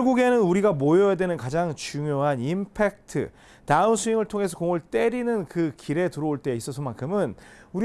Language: Korean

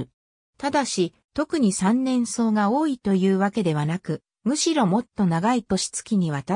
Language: Japanese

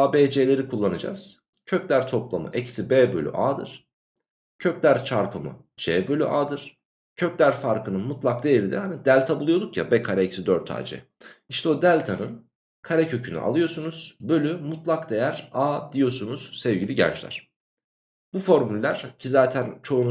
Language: Turkish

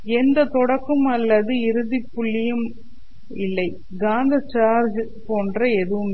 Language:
Tamil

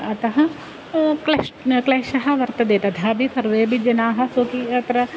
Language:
Sanskrit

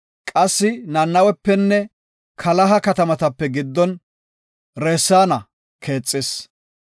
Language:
Gofa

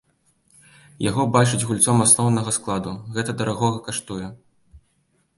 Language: Belarusian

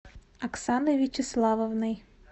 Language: Russian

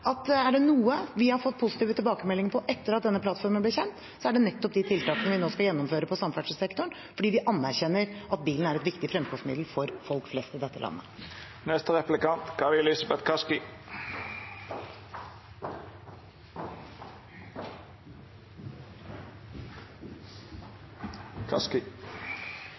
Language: Norwegian Bokmål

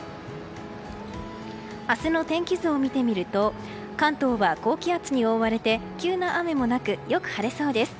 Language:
Japanese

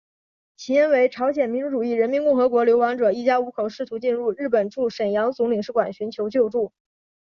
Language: Chinese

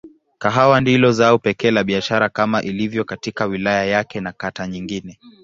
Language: Swahili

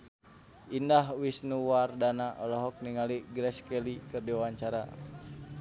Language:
Sundanese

